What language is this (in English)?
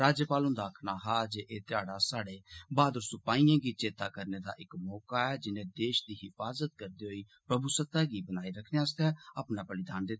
Dogri